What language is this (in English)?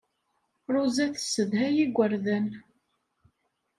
Kabyle